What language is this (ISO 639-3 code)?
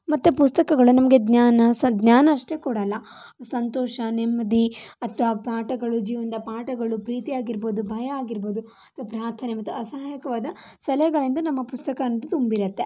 kan